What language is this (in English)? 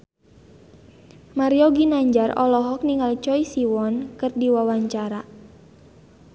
Sundanese